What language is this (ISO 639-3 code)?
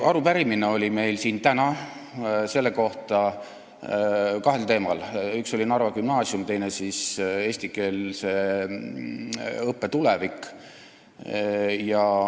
est